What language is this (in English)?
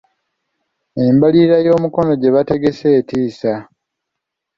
Ganda